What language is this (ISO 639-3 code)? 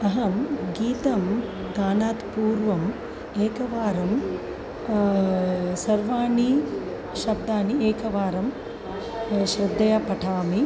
san